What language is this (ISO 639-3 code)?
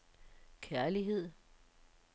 dan